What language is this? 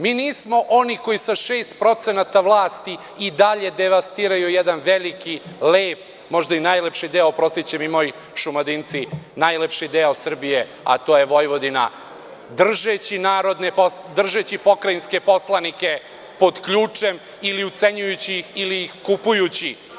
Serbian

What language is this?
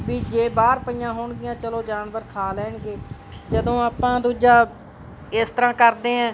Punjabi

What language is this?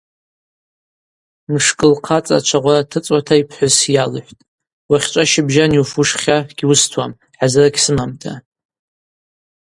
Abaza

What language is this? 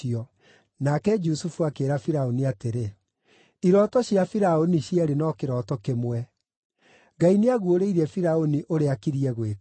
Kikuyu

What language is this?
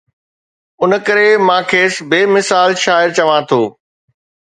Sindhi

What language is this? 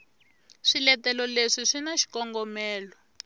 Tsonga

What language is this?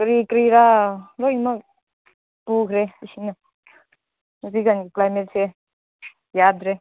Manipuri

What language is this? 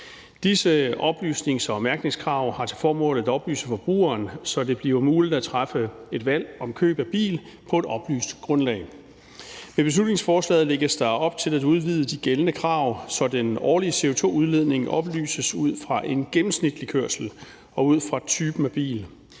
Danish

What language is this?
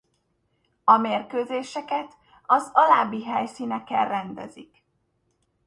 Hungarian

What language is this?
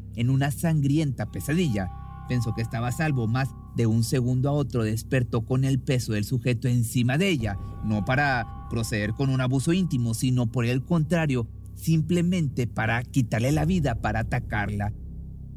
Spanish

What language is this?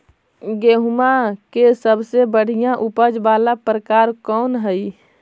Magahi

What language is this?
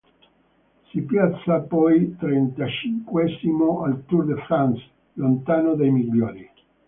Italian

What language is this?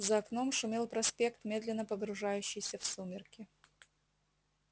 Russian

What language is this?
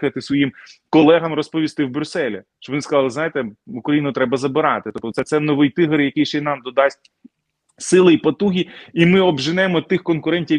Ukrainian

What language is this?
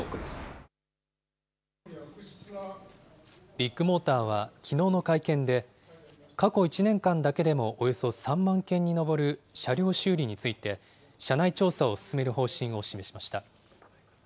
Japanese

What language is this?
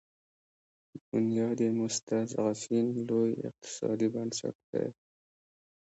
Pashto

